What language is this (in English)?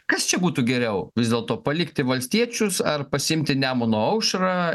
Lithuanian